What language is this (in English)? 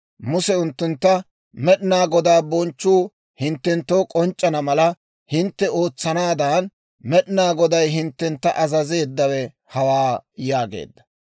Dawro